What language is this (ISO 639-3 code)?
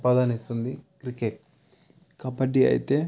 tel